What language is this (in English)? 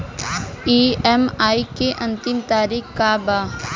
Bhojpuri